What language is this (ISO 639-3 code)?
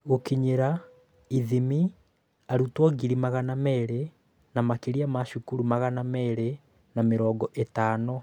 kik